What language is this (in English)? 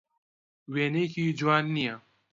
Central Kurdish